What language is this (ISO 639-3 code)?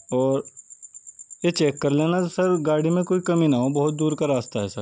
urd